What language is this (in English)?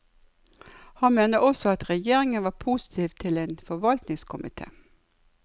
Norwegian